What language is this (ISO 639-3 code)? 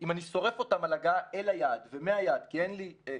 heb